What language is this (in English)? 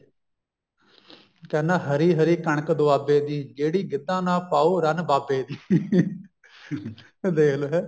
Punjabi